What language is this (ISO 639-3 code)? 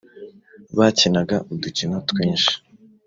kin